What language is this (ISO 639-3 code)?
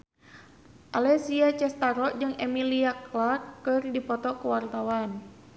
sun